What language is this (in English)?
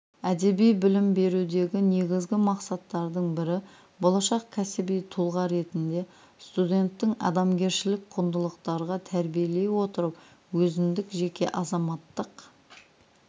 Kazakh